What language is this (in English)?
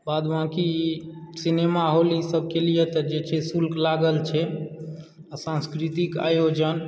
Maithili